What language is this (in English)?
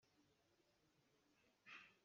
Hakha Chin